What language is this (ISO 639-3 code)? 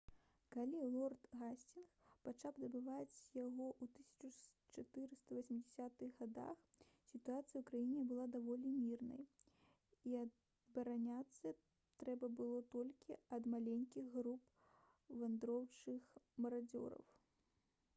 bel